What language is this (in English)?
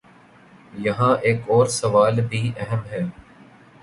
Urdu